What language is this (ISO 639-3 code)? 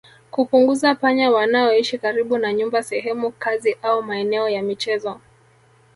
swa